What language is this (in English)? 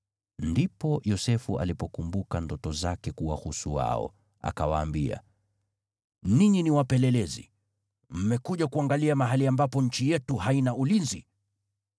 Swahili